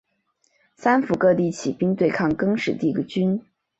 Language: Chinese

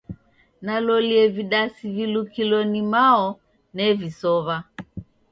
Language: Taita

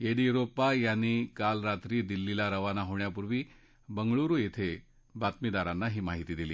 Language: Marathi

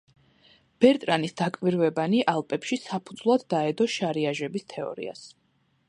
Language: Georgian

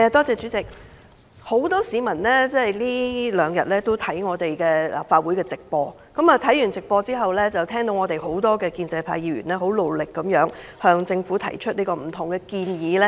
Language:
Cantonese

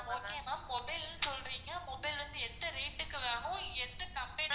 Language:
Tamil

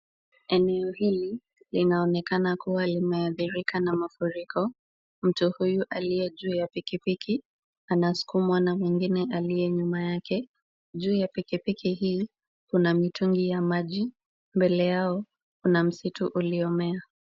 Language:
Swahili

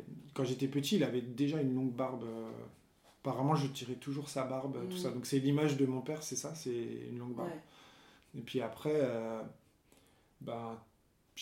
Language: French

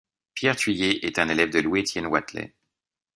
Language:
French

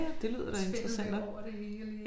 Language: Danish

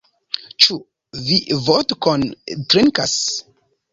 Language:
Esperanto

